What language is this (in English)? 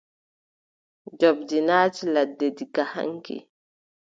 Adamawa Fulfulde